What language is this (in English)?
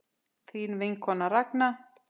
Icelandic